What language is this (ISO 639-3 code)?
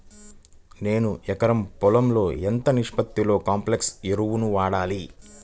tel